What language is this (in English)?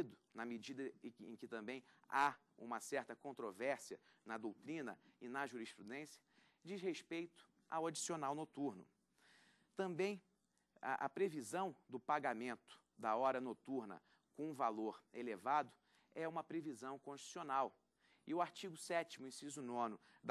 Portuguese